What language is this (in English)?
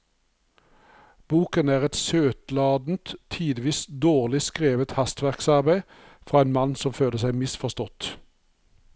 Norwegian